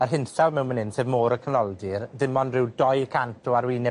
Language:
Welsh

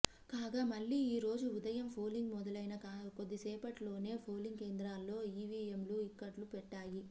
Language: Telugu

